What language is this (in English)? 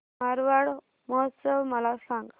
Marathi